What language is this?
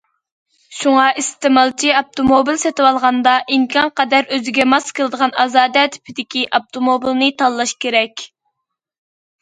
Uyghur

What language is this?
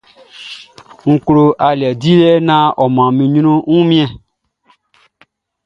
Baoulé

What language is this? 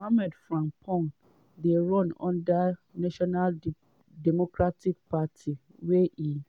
Nigerian Pidgin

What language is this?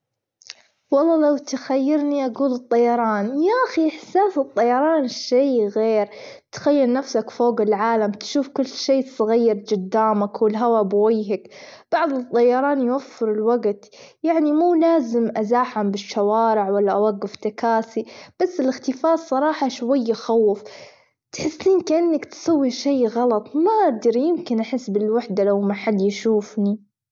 Gulf Arabic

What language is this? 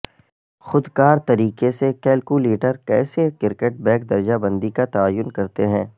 Urdu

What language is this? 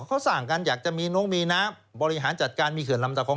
Thai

